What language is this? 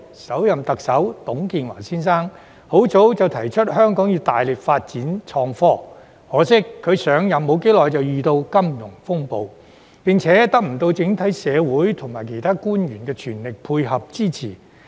Cantonese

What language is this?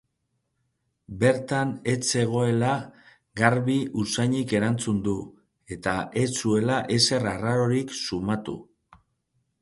Basque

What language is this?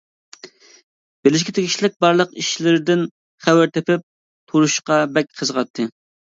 Uyghur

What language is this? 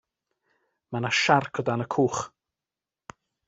Welsh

